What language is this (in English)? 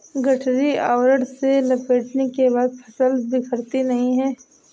Hindi